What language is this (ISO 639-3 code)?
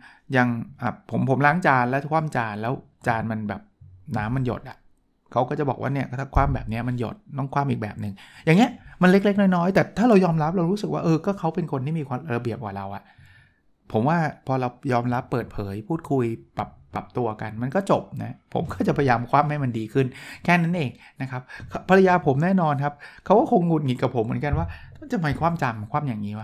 tha